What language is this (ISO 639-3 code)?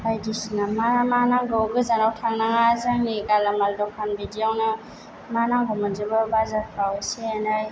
brx